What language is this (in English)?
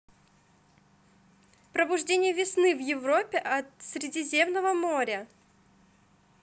Russian